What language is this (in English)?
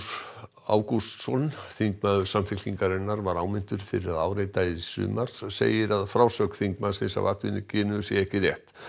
Icelandic